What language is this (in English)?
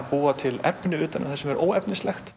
Icelandic